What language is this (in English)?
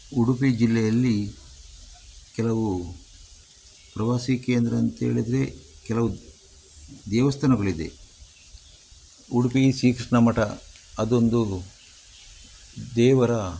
Kannada